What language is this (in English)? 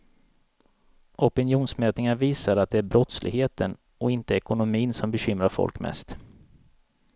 Swedish